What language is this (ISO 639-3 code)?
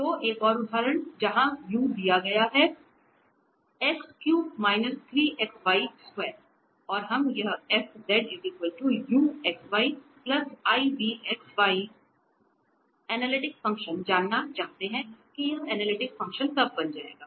hin